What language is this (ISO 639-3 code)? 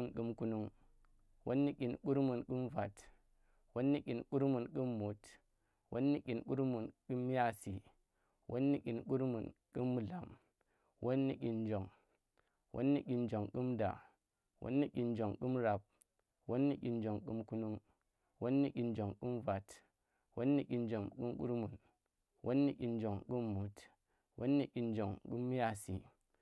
ttr